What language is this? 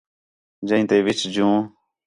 Khetrani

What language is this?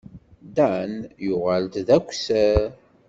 Kabyle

